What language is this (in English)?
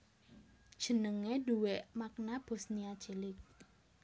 Javanese